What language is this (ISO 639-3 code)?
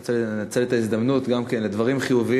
heb